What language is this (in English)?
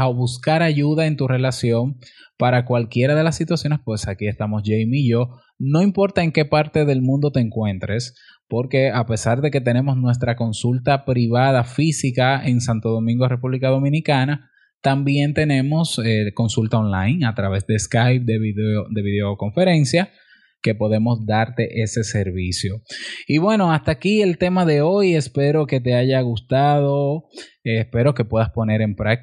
Spanish